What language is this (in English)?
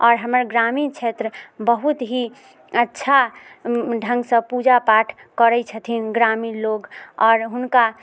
Maithili